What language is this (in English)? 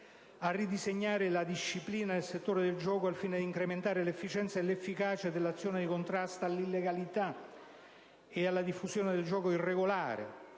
Italian